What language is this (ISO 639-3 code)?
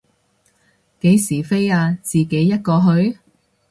yue